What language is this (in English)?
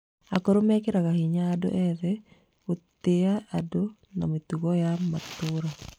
Kikuyu